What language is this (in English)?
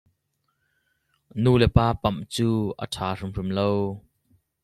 Hakha Chin